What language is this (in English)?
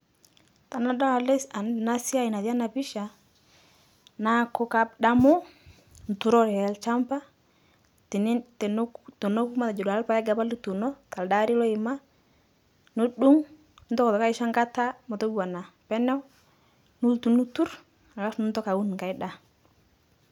Masai